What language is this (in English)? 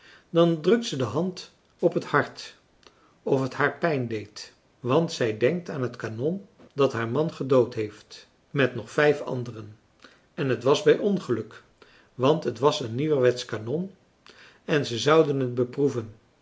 Dutch